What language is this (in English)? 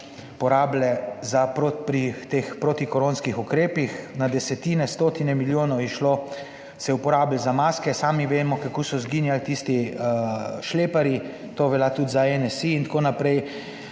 Slovenian